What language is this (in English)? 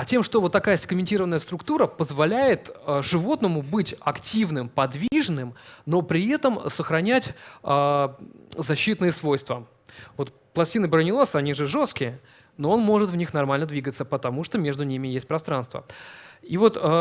Russian